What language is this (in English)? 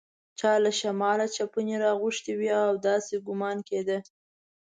Pashto